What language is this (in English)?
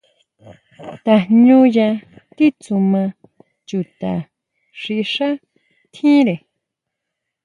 Huautla Mazatec